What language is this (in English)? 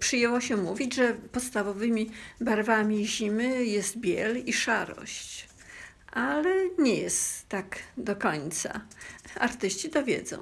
Polish